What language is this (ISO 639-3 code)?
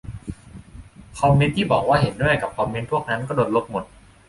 tha